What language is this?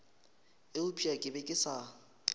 Northern Sotho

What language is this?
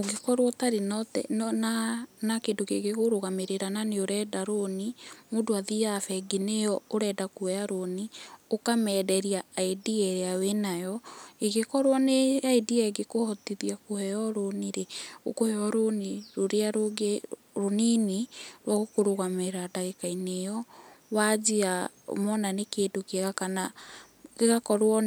Kikuyu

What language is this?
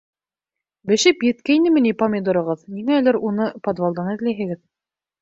Bashkir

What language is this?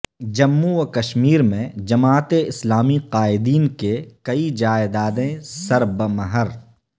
Urdu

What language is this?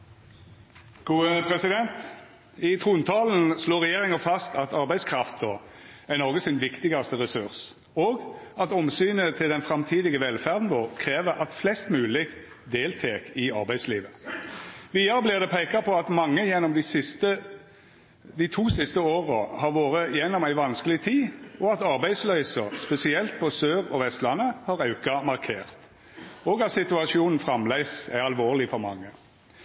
Norwegian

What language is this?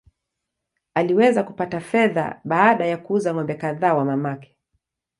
Swahili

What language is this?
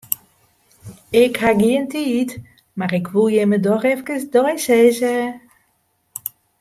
Western Frisian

